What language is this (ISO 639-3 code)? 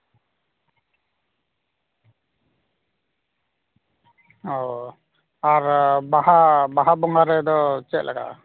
sat